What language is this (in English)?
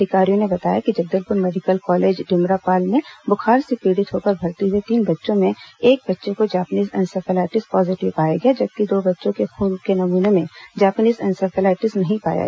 Hindi